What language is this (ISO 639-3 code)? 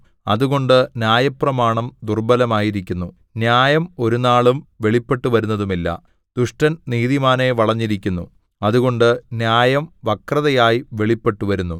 mal